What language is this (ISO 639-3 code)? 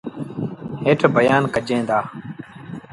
sbn